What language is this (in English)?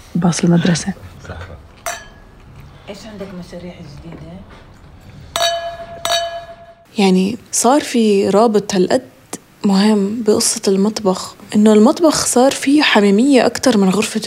Arabic